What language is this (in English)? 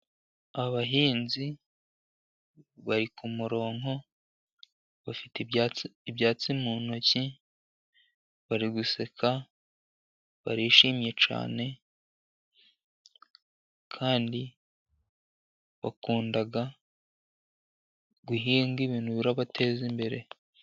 Kinyarwanda